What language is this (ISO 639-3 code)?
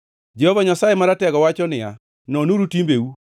luo